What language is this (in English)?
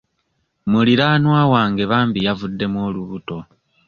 Ganda